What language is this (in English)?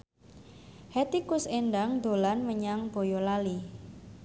Javanese